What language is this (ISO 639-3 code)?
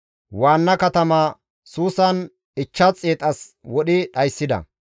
gmv